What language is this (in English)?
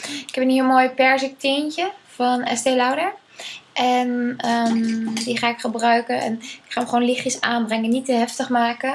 Dutch